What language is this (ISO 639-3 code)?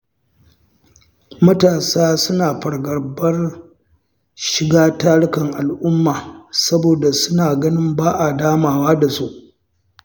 hau